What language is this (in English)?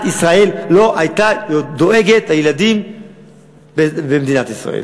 Hebrew